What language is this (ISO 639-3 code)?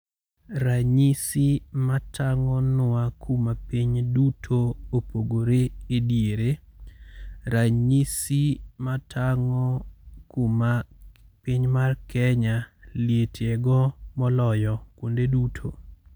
luo